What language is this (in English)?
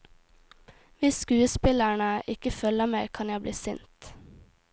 Norwegian